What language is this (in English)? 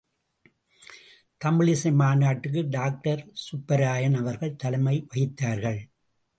Tamil